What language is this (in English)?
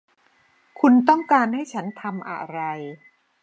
Thai